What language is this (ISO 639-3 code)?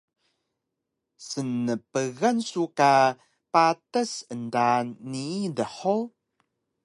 trv